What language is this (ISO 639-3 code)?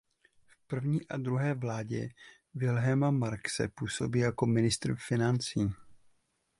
ces